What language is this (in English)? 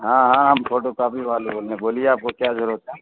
Urdu